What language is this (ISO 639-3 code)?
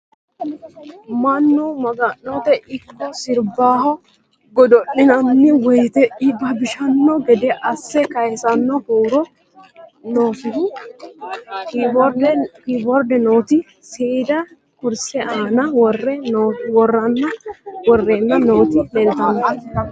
sid